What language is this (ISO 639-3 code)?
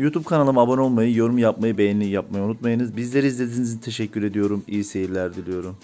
tur